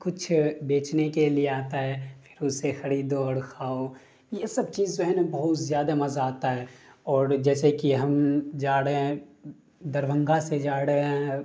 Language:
Urdu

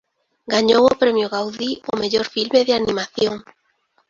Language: Galician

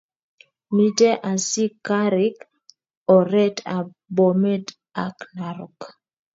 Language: Kalenjin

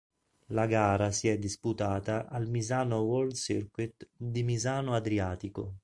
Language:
Italian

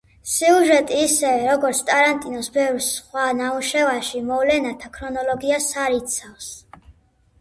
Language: Georgian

